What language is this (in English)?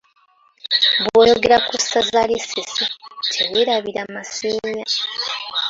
Ganda